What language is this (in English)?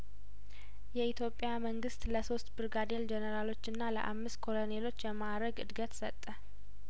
Amharic